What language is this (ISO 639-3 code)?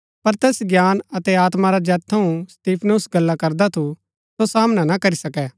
gbk